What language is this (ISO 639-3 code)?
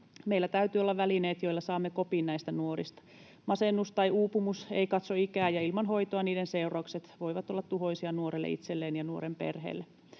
fin